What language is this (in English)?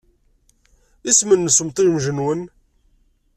Kabyle